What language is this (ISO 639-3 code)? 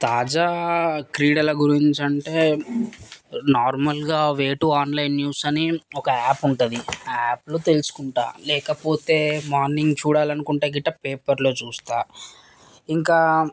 tel